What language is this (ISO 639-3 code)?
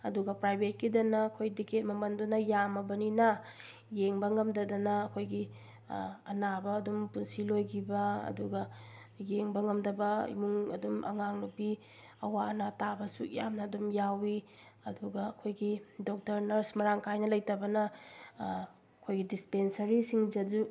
mni